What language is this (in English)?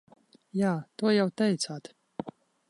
Latvian